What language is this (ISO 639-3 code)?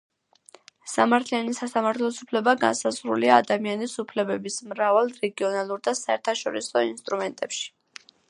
kat